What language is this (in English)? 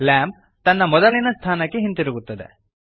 Kannada